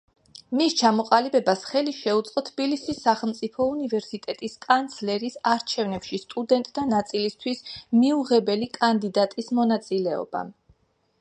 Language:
Georgian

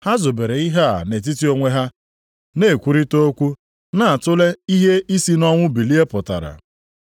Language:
Igbo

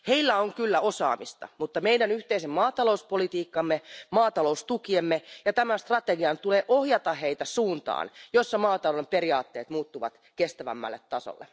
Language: Finnish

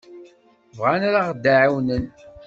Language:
Kabyle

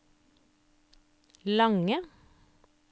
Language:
Norwegian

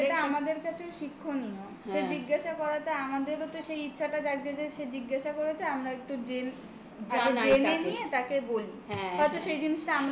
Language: Bangla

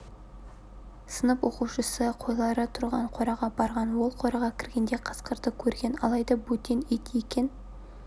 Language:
Kazakh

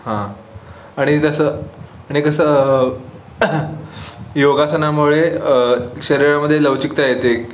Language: Marathi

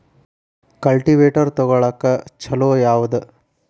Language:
Kannada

